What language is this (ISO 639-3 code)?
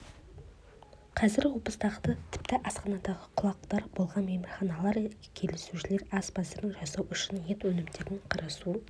kaz